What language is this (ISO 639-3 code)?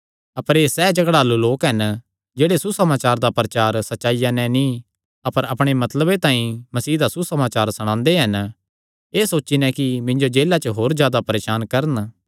xnr